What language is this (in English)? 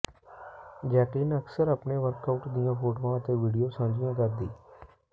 Punjabi